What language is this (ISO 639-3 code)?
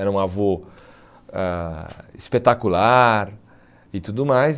por